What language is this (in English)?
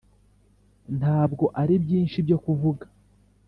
Kinyarwanda